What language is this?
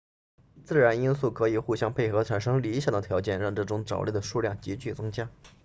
Chinese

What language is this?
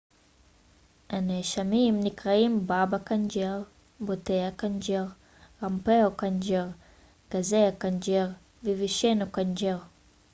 Hebrew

